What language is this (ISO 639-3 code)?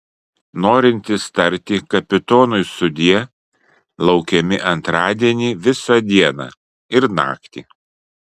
lit